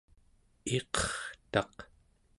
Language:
Central Yupik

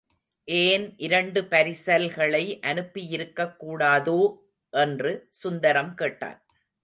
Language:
Tamil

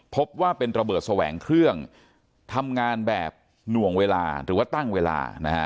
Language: Thai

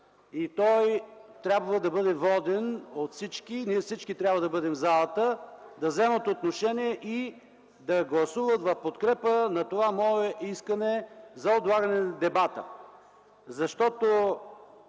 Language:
Bulgarian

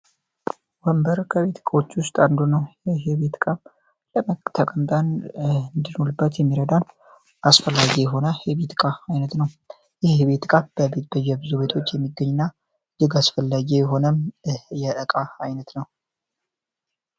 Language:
Amharic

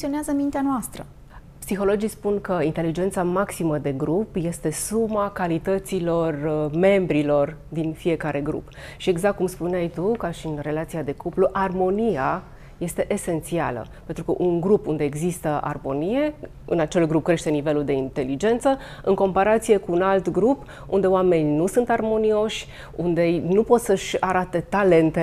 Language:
Romanian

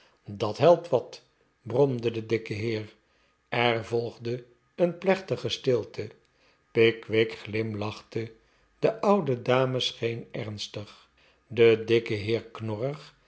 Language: Dutch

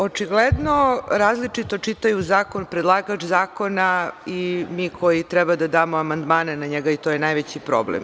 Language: Serbian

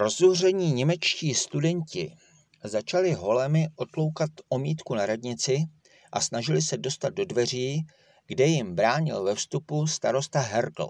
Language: Czech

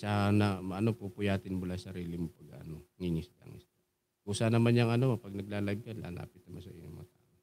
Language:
Filipino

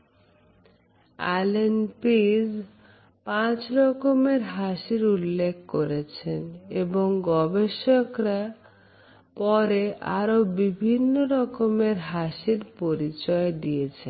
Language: Bangla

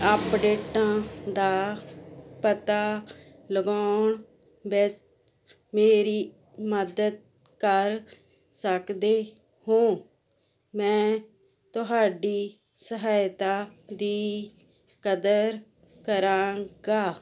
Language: Punjabi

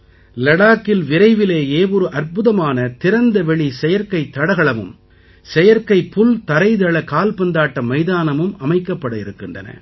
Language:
Tamil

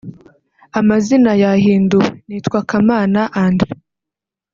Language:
Kinyarwanda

